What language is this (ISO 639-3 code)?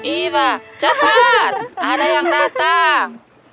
ind